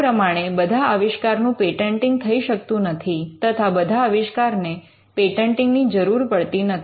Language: Gujarati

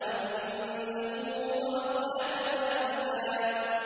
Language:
Arabic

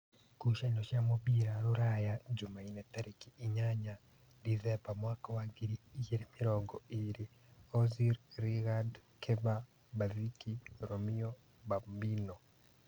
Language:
Kikuyu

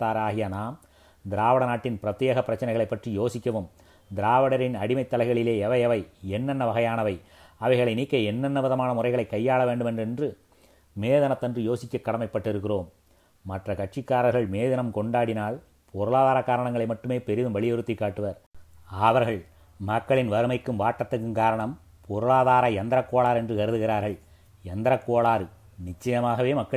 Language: Tamil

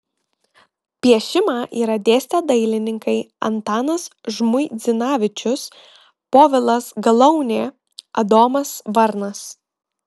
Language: Lithuanian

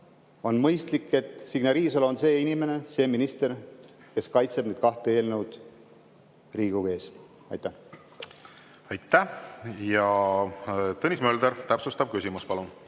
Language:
Estonian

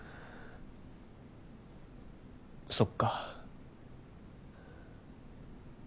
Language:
Japanese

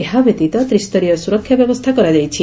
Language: Odia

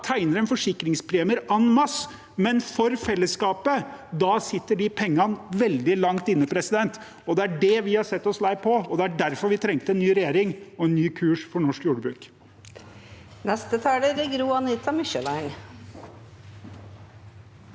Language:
Norwegian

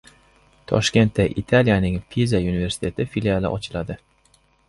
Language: Uzbek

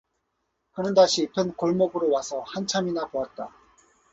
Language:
Korean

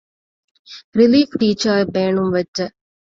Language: Divehi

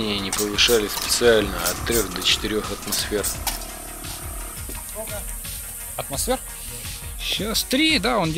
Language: Russian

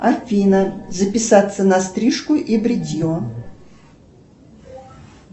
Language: Russian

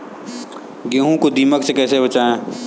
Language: Hindi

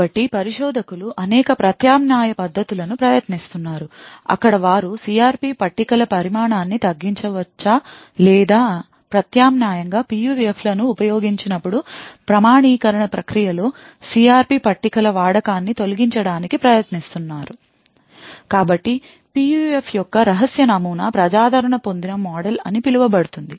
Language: Telugu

